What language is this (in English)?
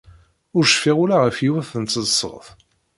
Kabyle